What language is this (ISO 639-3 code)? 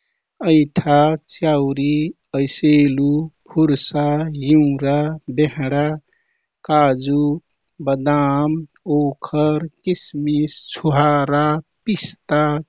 tkt